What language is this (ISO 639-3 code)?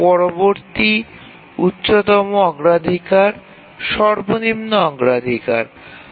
ben